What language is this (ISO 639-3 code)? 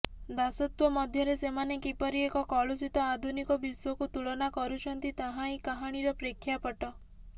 ori